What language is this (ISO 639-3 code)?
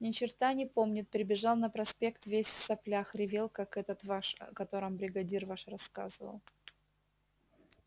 rus